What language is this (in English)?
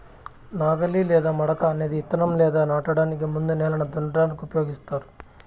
Telugu